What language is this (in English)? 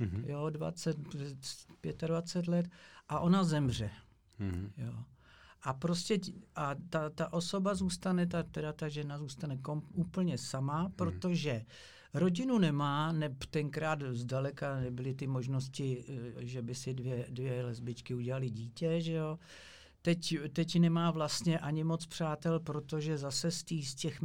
Czech